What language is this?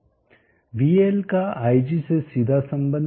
Hindi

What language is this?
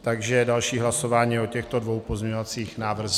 Czech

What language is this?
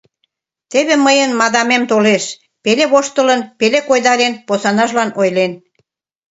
Mari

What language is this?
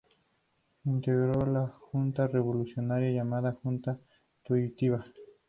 Spanish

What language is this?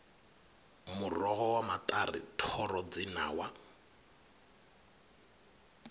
Venda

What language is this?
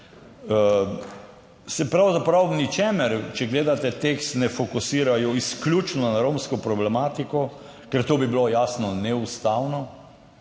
Slovenian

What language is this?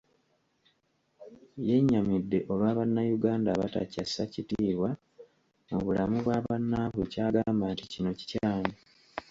Ganda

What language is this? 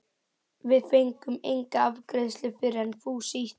Icelandic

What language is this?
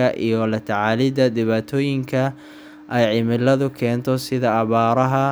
Somali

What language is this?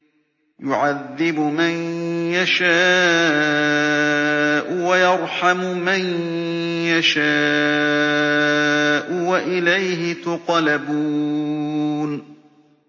Arabic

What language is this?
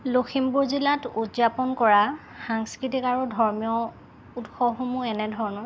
Assamese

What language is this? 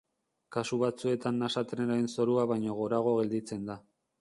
Basque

